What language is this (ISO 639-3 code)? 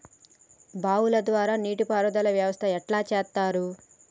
tel